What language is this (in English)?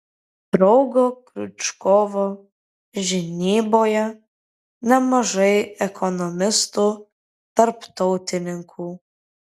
Lithuanian